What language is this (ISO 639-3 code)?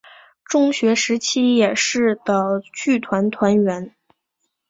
zho